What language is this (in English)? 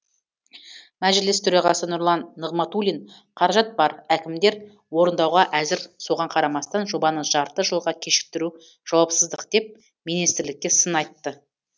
Kazakh